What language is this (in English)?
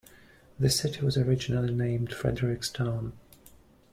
English